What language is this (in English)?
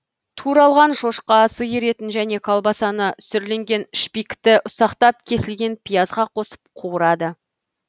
Kazakh